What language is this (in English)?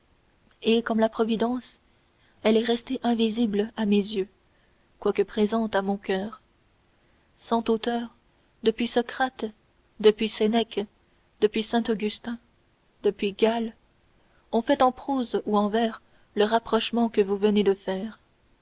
French